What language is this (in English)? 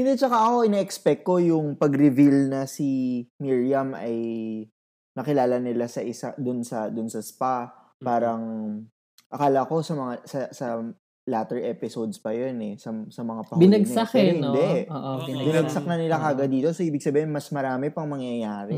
Filipino